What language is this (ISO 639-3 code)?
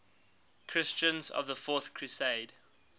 eng